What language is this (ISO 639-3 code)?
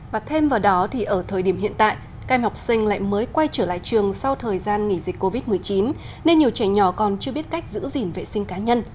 vie